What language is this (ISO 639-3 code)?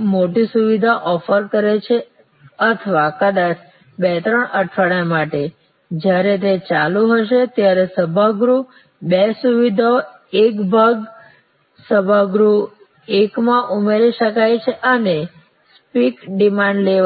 guj